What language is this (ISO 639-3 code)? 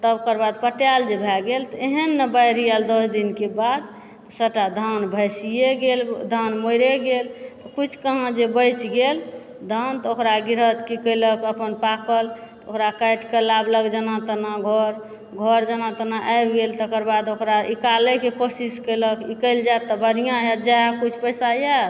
mai